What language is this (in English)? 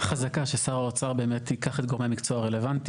Hebrew